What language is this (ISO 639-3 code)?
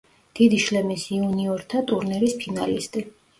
kat